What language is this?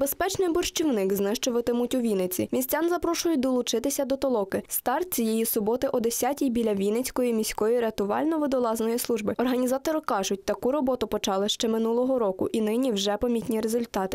Ukrainian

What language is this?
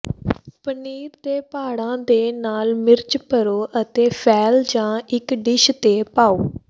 Punjabi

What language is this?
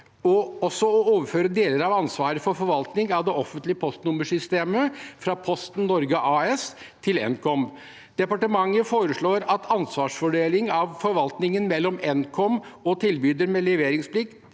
Norwegian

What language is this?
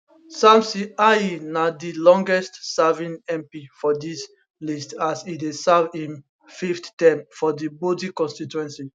Nigerian Pidgin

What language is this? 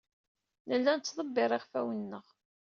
Kabyle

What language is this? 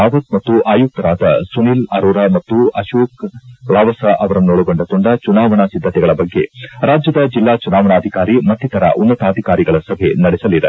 Kannada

